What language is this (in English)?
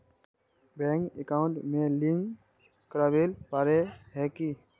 Magahi